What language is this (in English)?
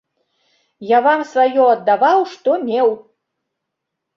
Belarusian